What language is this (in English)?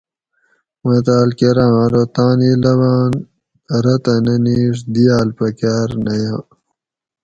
Gawri